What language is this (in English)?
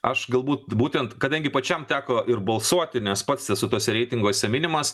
Lithuanian